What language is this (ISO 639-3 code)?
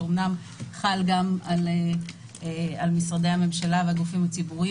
heb